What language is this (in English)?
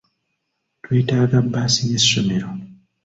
Ganda